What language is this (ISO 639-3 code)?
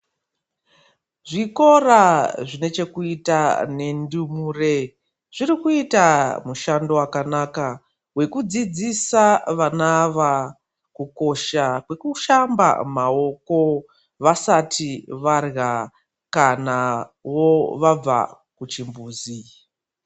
ndc